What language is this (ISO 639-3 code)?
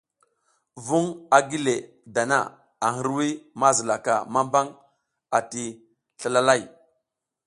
giz